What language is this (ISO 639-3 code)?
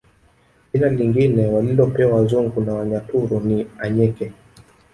swa